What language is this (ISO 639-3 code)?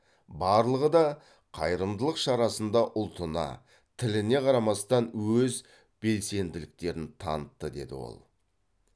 kaz